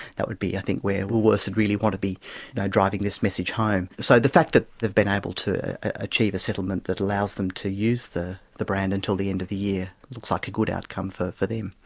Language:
English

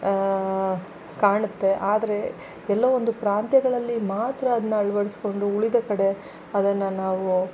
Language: Kannada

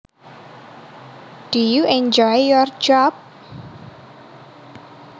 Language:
Javanese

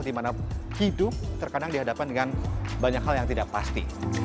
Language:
Indonesian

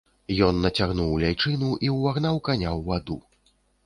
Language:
Belarusian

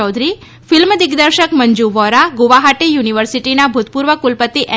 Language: Gujarati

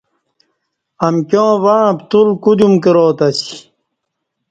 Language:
Kati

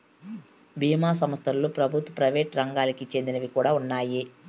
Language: Telugu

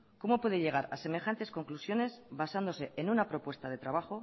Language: Spanish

